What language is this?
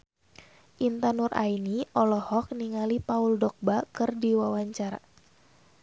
Sundanese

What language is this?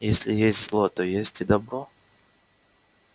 Russian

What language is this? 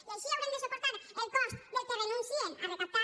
Catalan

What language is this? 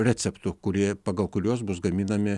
Lithuanian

